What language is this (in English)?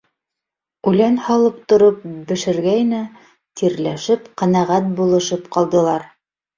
Bashkir